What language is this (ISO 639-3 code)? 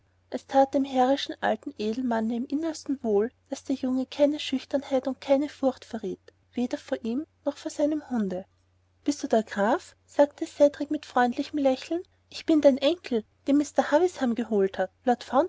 deu